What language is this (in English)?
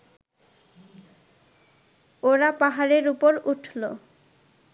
Bangla